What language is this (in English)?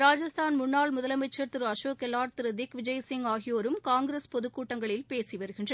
Tamil